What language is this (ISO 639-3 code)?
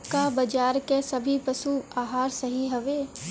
bho